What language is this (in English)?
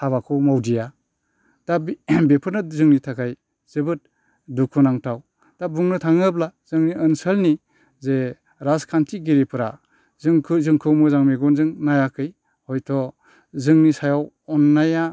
Bodo